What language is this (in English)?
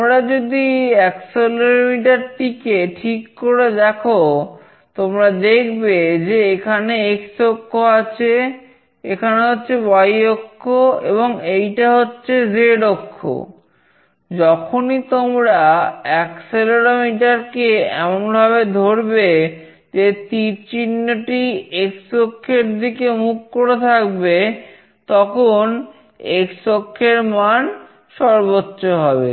Bangla